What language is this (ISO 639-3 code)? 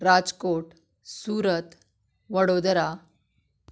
kok